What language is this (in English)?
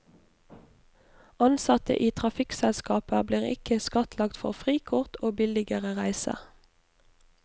Norwegian